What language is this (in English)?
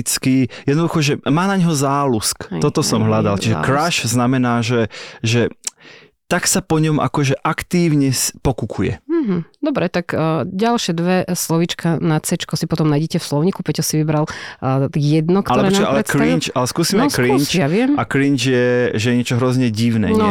Slovak